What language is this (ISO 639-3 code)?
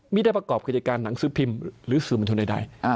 tha